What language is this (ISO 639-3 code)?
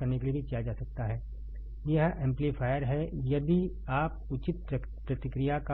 hin